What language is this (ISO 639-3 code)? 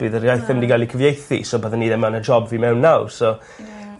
cym